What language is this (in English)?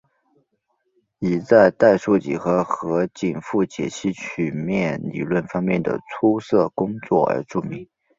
Chinese